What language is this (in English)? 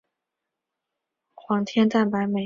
Chinese